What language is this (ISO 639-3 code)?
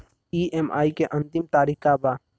bho